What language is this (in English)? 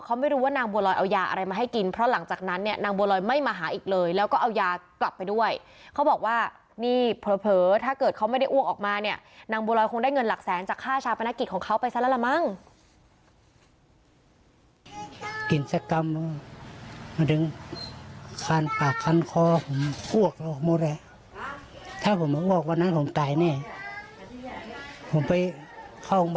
Thai